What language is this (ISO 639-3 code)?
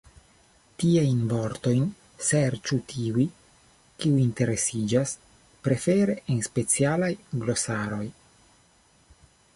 epo